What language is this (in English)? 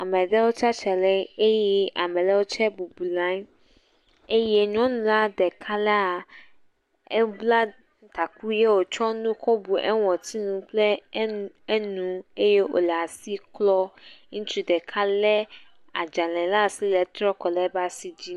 Ewe